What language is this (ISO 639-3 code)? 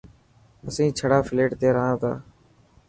mki